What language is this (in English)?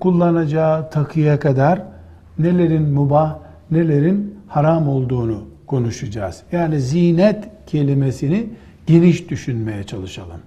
Turkish